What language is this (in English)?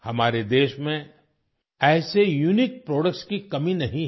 Hindi